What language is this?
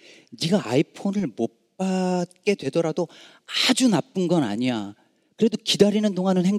Korean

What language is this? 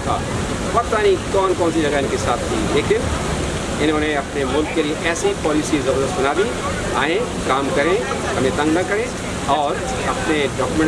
Urdu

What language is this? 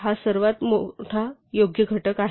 Marathi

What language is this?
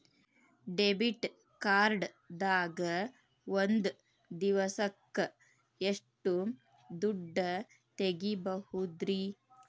Kannada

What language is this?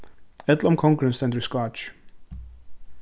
Faroese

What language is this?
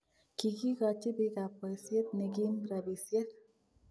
Kalenjin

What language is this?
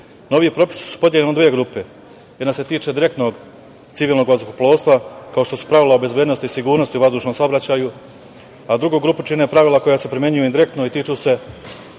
Serbian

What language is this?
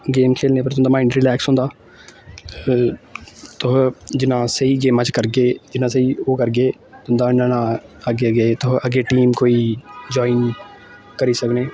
Dogri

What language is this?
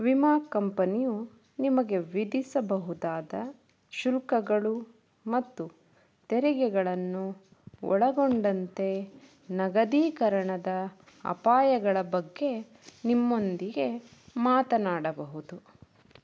Kannada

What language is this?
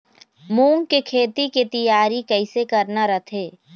Chhattisgarhi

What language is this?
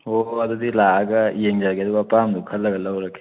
Manipuri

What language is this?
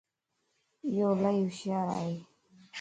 Lasi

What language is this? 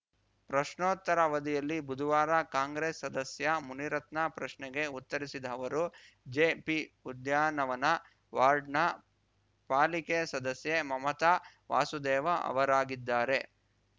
Kannada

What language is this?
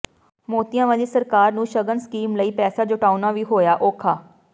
Punjabi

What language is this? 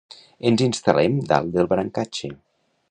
Catalan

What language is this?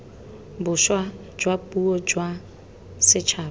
Tswana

